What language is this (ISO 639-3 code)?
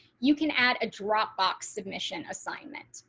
eng